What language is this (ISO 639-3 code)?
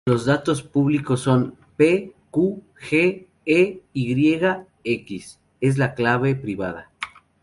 spa